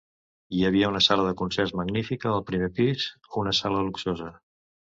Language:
Catalan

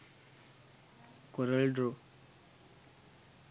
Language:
Sinhala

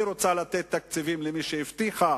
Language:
Hebrew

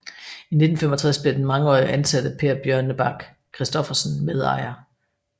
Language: Danish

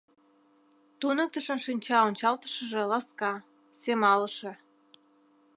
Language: Mari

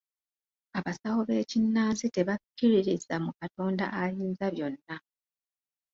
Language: Ganda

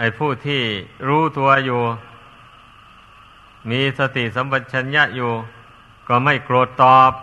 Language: Thai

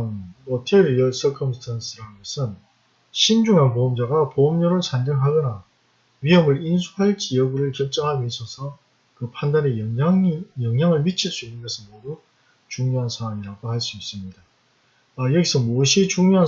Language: Korean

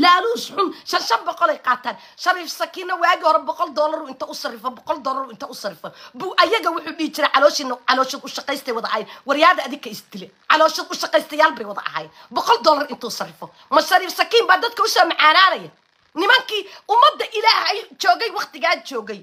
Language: Arabic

